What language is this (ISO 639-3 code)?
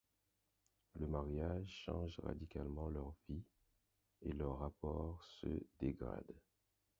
fra